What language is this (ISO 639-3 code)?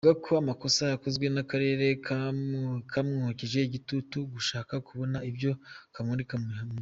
kin